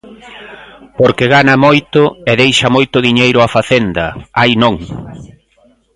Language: Galician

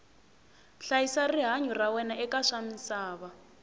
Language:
Tsonga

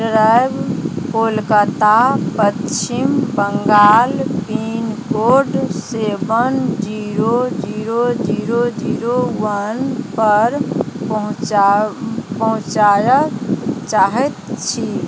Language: Maithili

